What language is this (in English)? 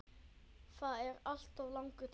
Icelandic